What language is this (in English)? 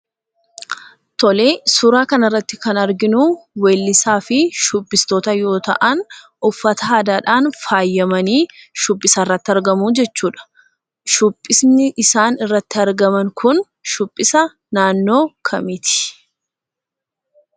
Oromo